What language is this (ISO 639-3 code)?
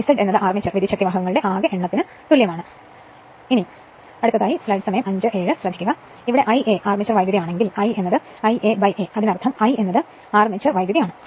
mal